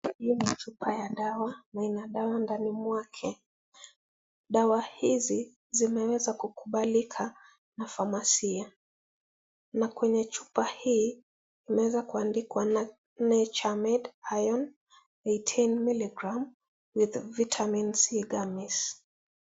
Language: Swahili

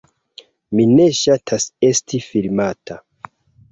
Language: Esperanto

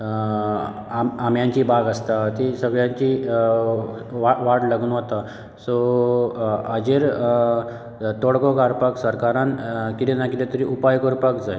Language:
Konkani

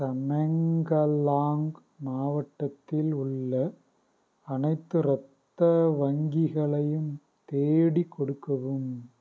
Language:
Tamil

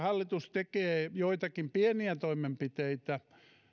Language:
Finnish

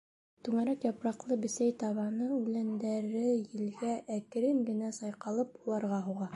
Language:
Bashkir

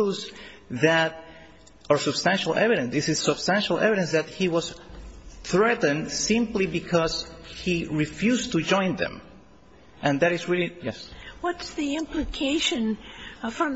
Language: English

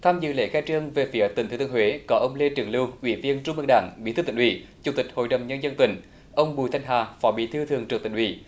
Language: Vietnamese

